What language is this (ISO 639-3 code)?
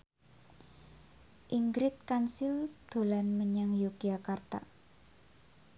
jav